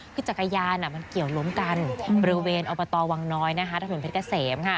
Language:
Thai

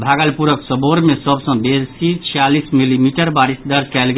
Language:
Maithili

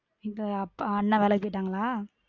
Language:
Tamil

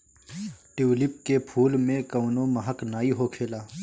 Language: Bhojpuri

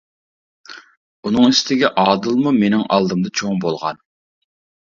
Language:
Uyghur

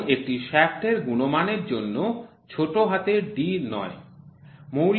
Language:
Bangla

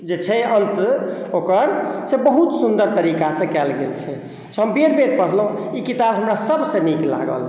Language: Maithili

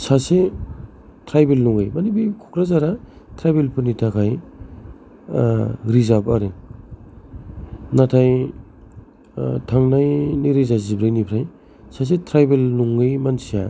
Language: Bodo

